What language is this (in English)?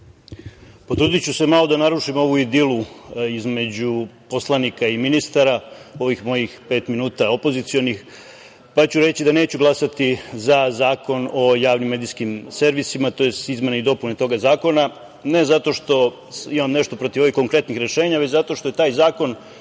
Serbian